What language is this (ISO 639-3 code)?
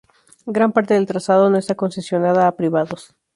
spa